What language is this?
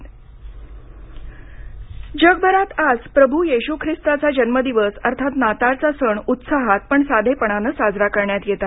Marathi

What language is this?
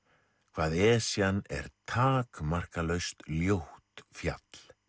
Icelandic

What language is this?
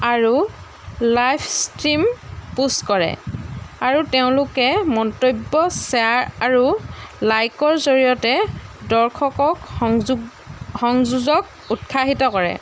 Assamese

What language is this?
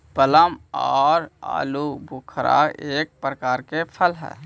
Magahi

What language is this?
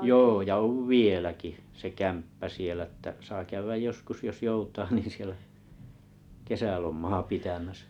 Finnish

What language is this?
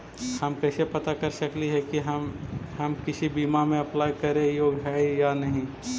Magahi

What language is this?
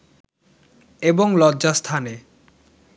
Bangla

